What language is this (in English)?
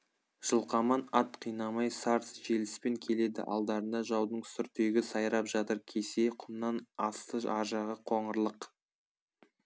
Kazakh